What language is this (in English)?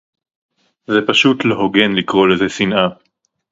Hebrew